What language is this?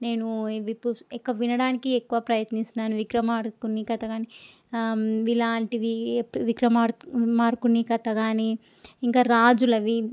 Telugu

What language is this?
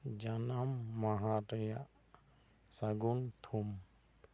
Santali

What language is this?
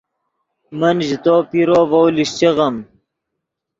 Yidgha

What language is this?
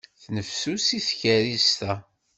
Kabyle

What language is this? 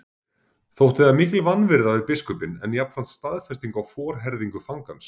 Icelandic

